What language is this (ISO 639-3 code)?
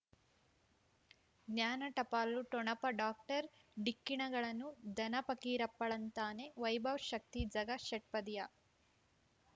kan